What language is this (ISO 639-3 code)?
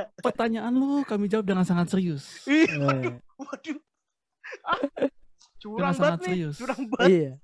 ind